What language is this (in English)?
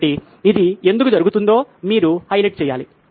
Telugu